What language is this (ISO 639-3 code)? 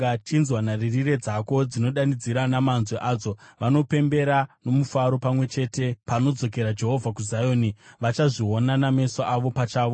sna